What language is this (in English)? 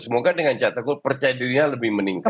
Indonesian